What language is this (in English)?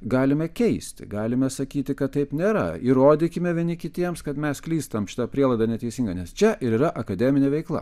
Lithuanian